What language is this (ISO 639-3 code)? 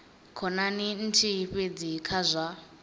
ven